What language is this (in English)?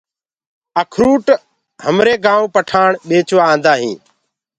Gurgula